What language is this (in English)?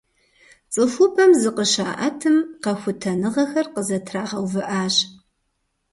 Kabardian